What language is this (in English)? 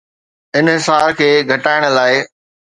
Sindhi